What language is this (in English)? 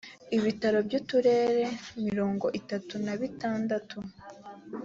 Kinyarwanda